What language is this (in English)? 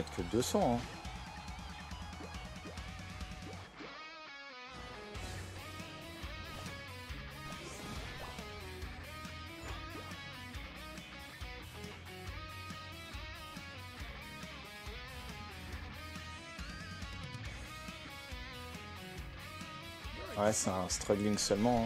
French